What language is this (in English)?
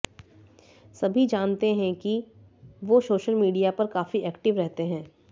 Hindi